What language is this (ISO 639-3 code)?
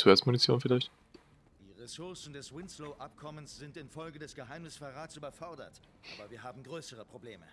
deu